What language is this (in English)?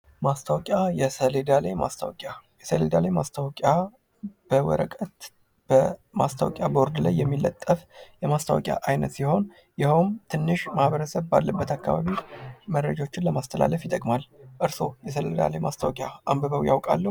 Amharic